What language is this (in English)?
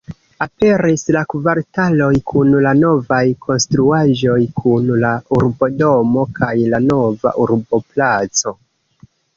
Esperanto